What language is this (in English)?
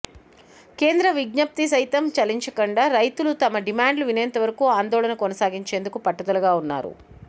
Telugu